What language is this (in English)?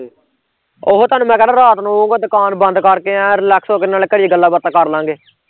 Punjabi